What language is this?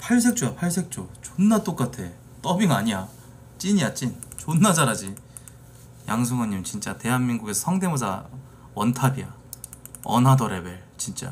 Korean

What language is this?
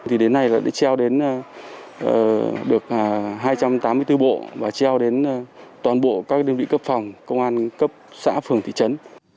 Vietnamese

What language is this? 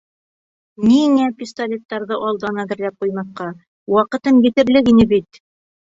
Bashkir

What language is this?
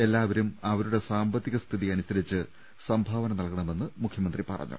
Malayalam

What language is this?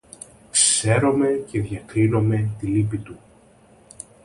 Greek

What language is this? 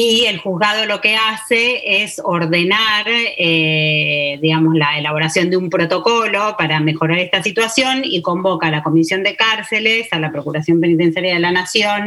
Spanish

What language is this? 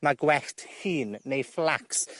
Welsh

